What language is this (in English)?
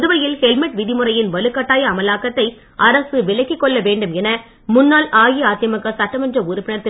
Tamil